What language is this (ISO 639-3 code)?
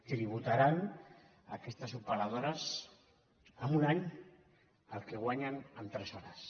cat